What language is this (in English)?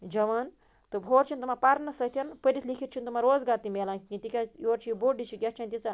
Kashmiri